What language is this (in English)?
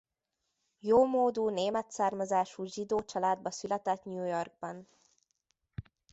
Hungarian